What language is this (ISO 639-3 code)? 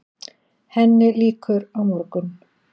isl